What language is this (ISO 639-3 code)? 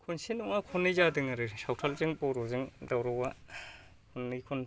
brx